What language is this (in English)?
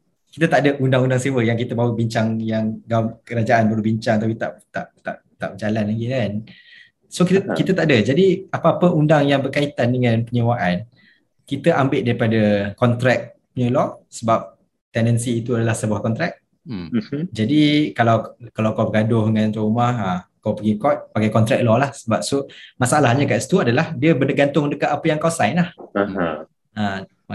Malay